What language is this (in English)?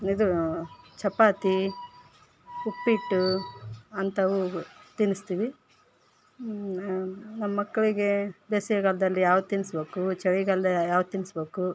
Kannada